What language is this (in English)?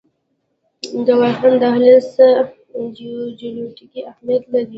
Pashto